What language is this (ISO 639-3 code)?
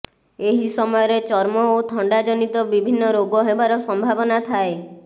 ori